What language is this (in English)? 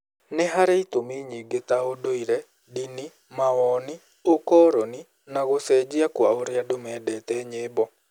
Kikuyu